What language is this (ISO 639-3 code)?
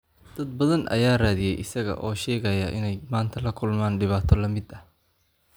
som